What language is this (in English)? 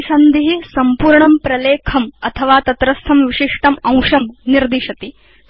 Sanskrit